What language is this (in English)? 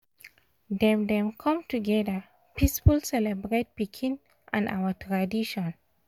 Nigerian Pidgin